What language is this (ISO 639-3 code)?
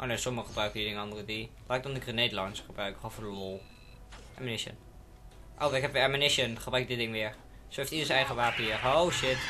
nld